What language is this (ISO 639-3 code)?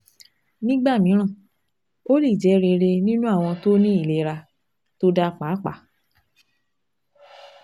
yor